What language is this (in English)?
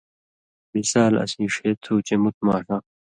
Indus Kohistani